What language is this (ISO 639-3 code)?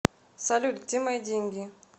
rus